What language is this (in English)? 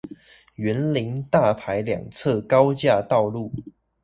Chinese